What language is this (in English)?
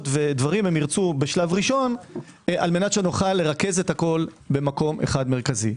Hebrew